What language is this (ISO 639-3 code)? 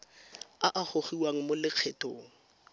tsn